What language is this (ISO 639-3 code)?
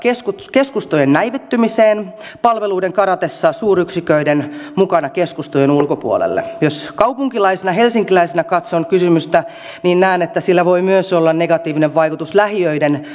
fin